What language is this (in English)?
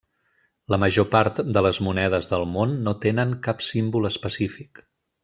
Catalan